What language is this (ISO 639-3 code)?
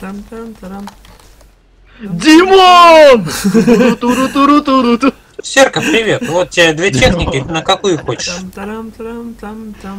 rus